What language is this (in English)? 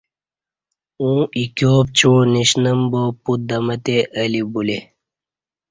Kati